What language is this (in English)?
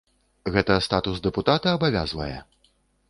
Belarusian